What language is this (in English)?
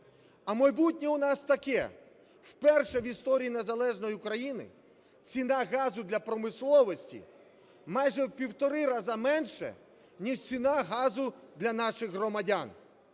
Ukrainian